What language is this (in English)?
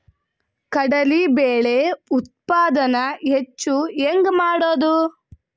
Kannada